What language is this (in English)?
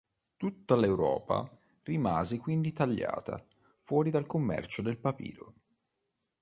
Italian